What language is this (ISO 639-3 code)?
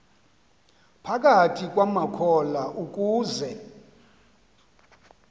xho